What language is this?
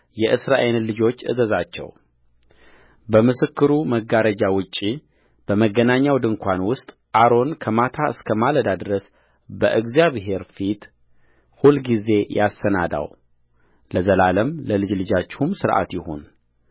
Amharic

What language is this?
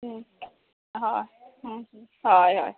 Konkani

